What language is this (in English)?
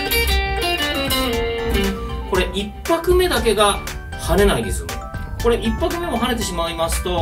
Japanese